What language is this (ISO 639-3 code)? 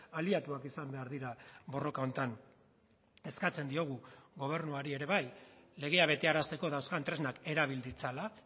eus